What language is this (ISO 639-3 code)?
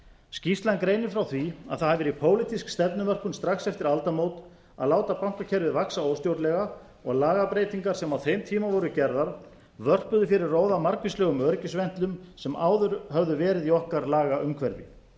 isl